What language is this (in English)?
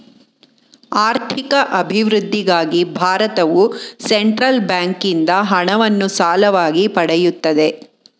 Kannada